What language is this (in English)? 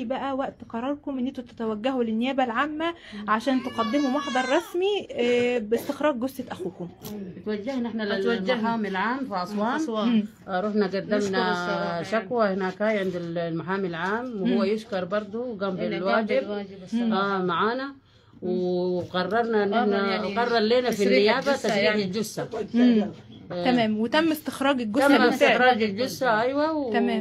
Arabic